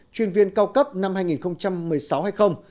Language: Vietnamese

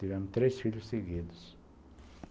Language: Portuguese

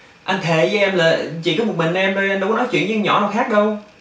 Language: Vietnamese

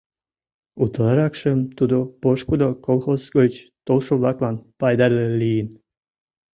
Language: Mari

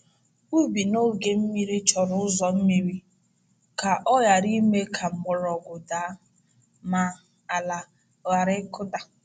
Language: Igbo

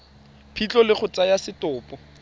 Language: Tswana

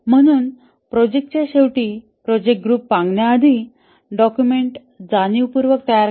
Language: Marathi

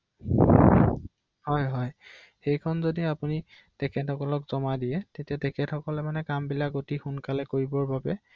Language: Assamese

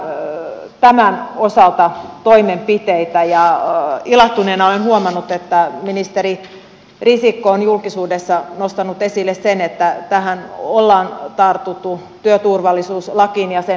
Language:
Finnish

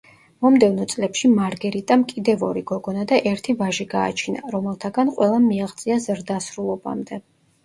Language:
Georgian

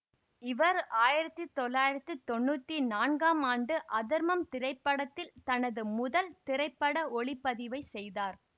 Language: Tamil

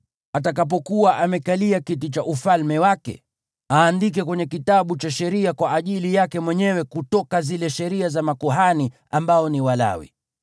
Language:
Swahili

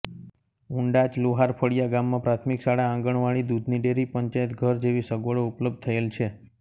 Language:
Gujarati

